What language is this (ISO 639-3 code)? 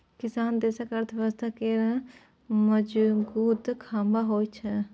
mai